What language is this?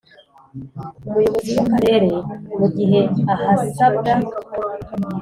Kinyarwanda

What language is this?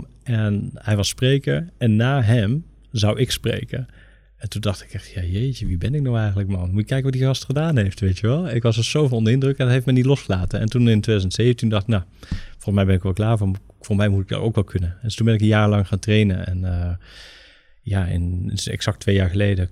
Dutch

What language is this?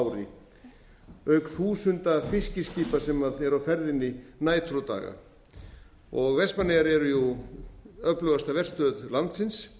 Icelandic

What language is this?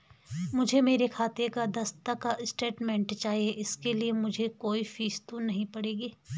Hindi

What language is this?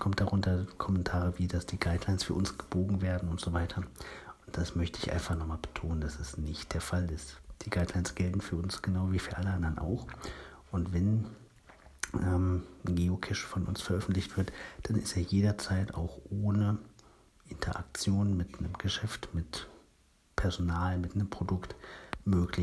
German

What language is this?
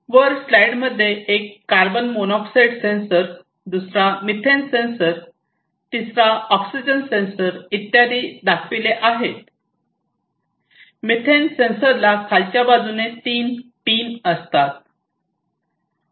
Marathi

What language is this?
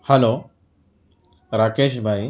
Urdu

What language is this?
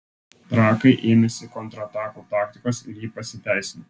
Lithuanian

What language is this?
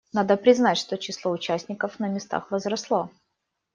Russian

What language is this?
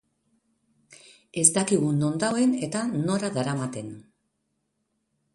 Basque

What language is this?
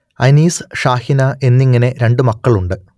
Malayalam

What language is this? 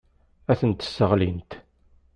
Kabyle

